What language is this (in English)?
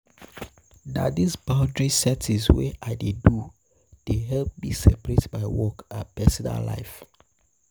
Nigerian Pidgin